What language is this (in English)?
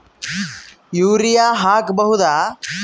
Kannada